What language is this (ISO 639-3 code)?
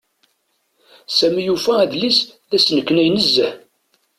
kab